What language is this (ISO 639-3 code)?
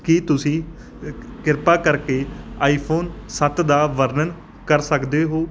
pan